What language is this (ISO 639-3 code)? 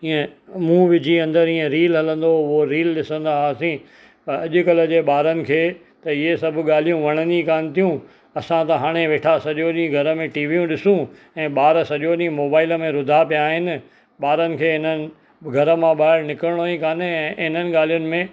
snd